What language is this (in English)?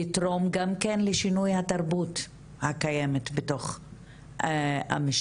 Hebrew